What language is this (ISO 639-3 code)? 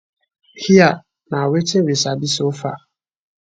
pcm